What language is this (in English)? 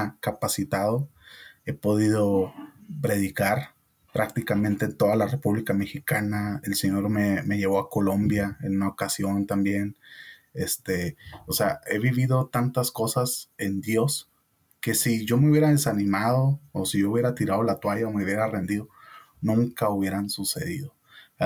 Spanish